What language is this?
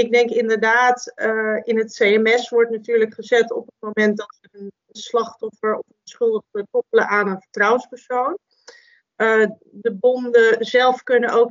Dutch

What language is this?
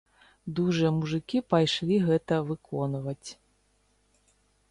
Belarusian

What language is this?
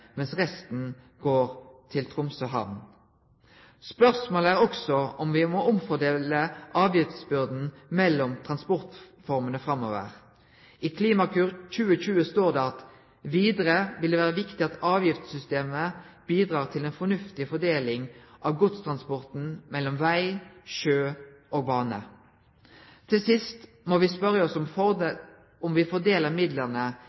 Norwegian Nynorsk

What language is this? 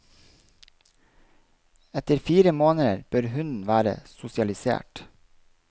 Norwegian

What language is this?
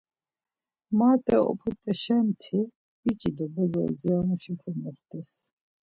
Laz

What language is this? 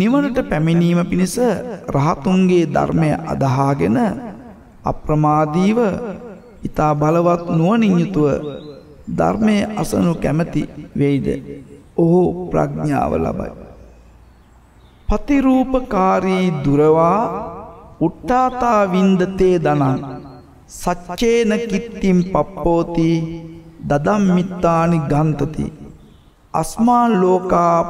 Hindi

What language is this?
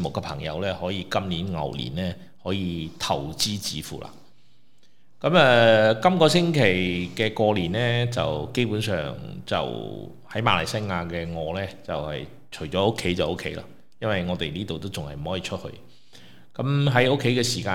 Chinese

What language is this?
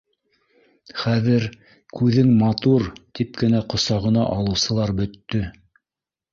Bashkir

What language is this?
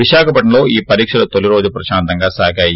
Telugu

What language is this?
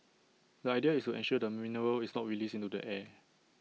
English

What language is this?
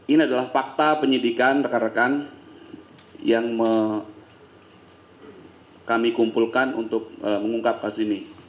Indonesian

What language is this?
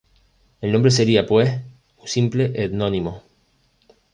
Spanish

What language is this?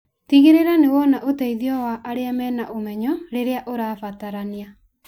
Kikuyu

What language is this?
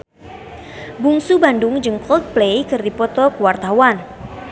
Sundanese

